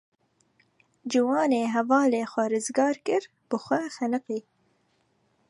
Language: Kurdish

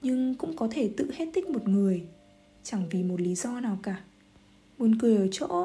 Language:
Vietnamese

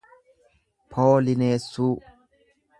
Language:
Oromo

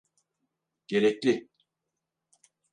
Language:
Turkish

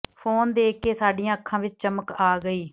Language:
Punjabi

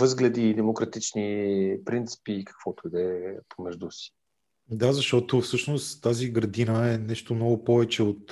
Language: Bulgarian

